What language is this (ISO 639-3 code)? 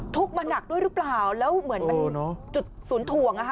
tha